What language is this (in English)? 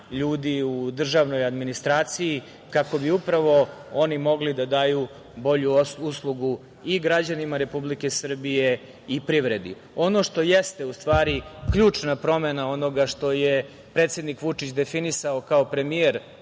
Serbian